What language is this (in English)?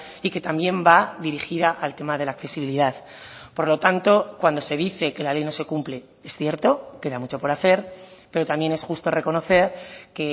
Spanish